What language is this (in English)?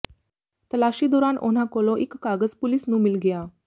Punjabi